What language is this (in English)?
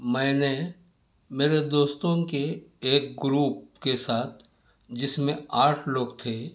Urdu